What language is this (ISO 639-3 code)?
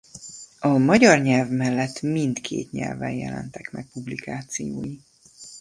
hun